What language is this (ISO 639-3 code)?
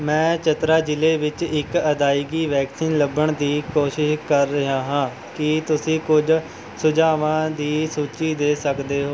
pan